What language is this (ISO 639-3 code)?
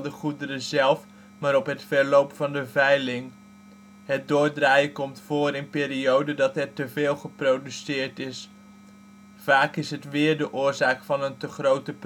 nld